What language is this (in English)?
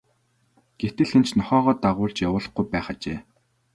Mongolian